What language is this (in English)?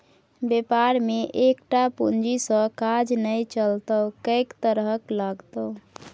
Maithili